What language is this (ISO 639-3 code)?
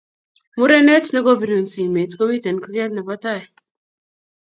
kln